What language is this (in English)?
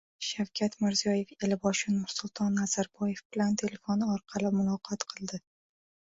Uzbek